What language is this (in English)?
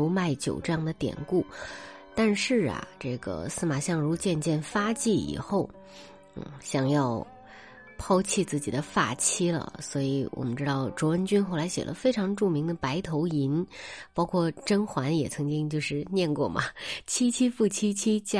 Chinese